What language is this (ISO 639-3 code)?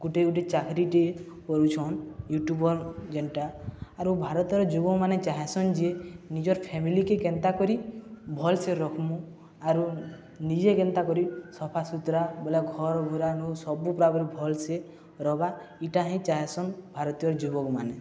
ori